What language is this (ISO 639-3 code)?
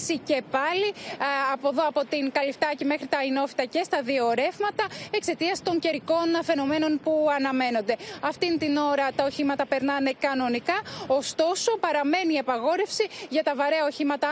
ell